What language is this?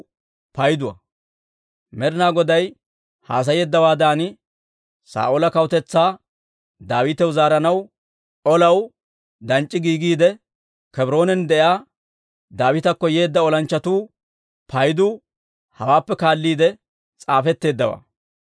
Dawro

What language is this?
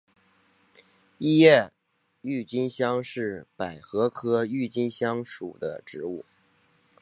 Chinese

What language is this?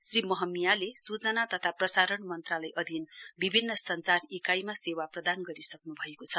Nepali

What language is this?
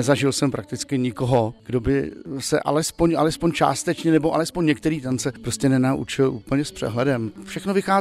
Czech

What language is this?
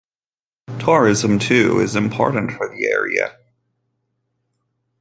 English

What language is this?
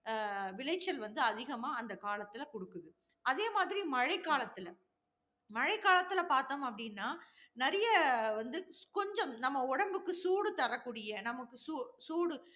Tamil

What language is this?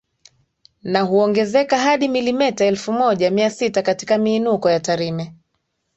Swahili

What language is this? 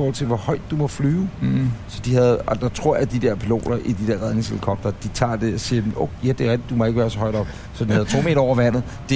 Danish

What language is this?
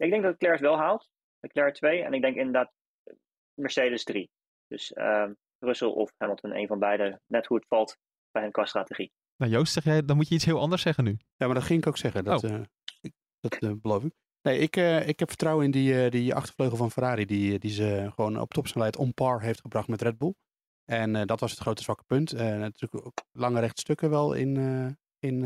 Dutch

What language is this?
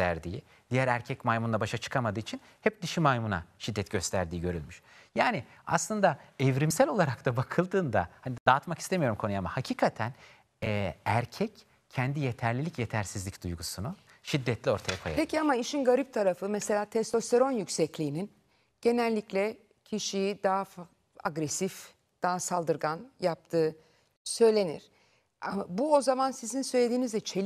Turkish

